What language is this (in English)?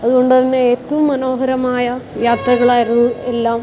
Malayalam